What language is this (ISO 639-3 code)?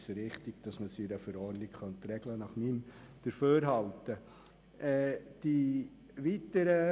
gsw